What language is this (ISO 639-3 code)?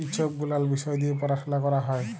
ben